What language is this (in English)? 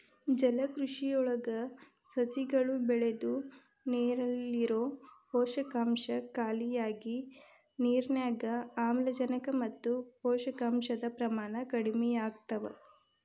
Kannada